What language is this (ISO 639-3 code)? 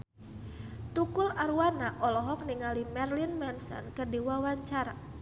sun